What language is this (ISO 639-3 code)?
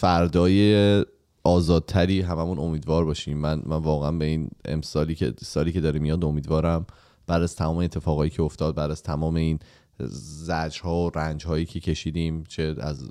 fas